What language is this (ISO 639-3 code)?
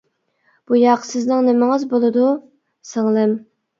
uig